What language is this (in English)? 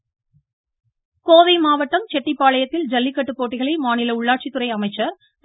Tamil